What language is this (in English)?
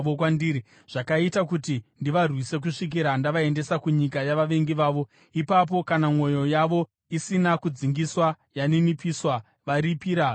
Shona